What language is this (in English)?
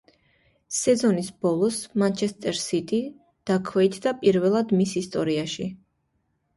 Georgian